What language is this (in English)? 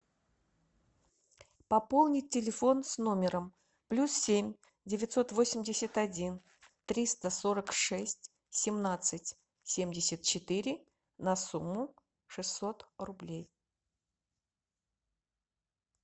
Russian